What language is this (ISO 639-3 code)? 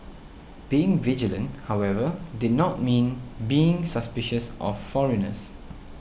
eng